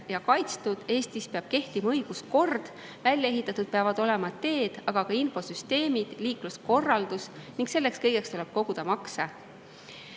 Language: Estonian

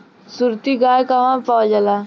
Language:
Bhojpuri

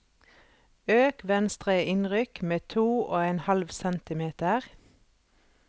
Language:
Norwegian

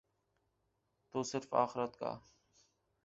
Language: Urdu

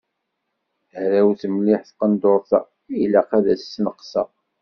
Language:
Kabyle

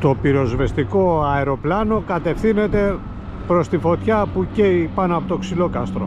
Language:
Greek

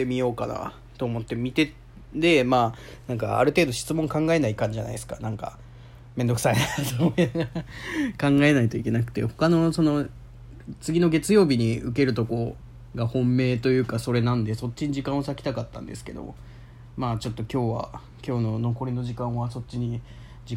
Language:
Japanese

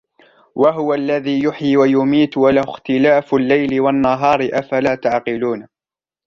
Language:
Arabic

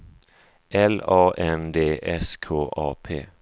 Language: Swedish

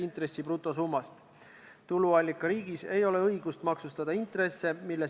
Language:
Estonian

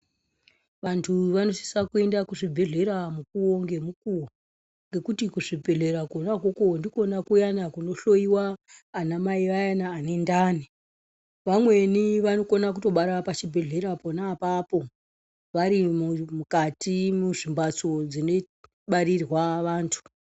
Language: Ndau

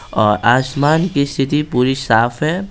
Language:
Hindi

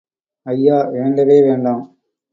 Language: Tamil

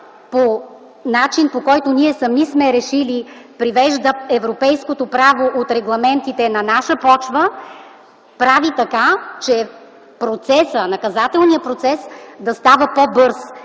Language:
Bulgarian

